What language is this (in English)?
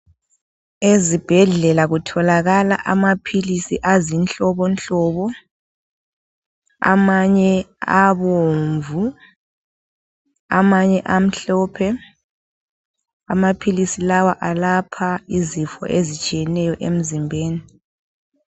North Ndebele